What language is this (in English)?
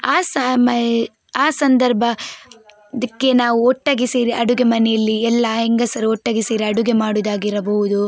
Kannada